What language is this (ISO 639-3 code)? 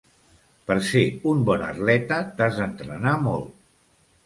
cat